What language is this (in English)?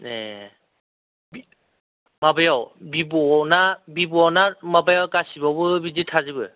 Bodo